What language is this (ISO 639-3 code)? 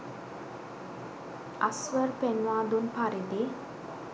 sin